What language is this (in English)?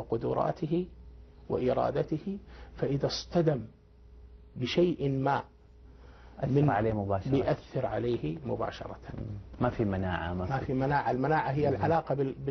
Arabic